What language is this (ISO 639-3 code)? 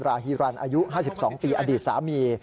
tha